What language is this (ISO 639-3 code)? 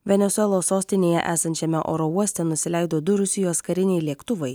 lit